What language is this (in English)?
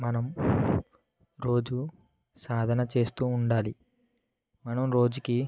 Telugu